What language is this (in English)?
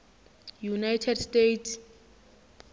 Zulu